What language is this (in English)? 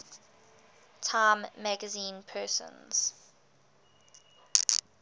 English